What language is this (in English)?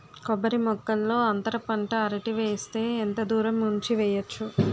Telugu